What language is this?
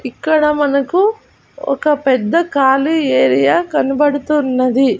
Telugu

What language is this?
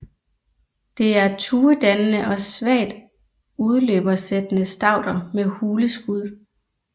Danish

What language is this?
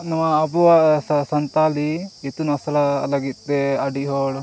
Santali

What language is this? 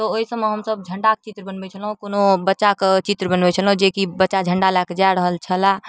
Maithili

